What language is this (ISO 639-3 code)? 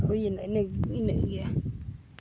sat